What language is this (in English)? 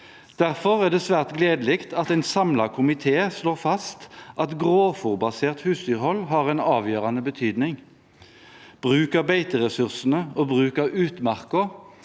Norwegian